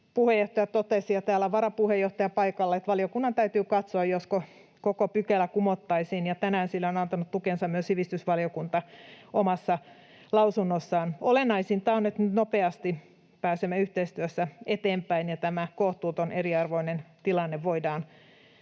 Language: Finnish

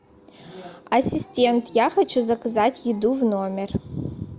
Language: Russian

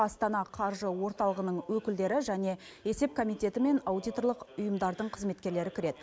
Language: Kazakh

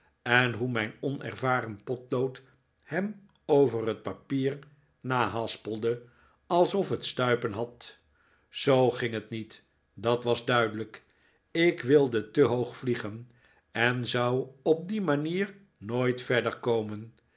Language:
Dutch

